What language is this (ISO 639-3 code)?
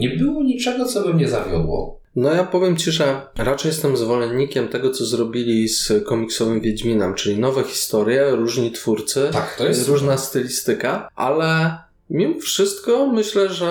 pol